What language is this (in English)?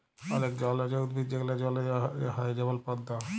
Bangla